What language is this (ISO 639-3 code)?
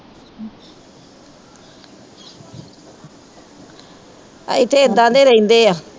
pan